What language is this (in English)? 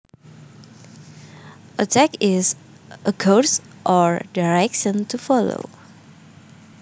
Javanese